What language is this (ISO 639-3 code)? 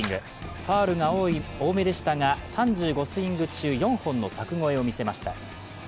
jpn